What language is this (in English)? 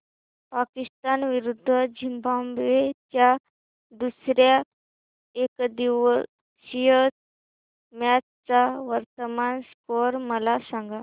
Marathi